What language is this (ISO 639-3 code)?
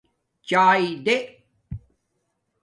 dmk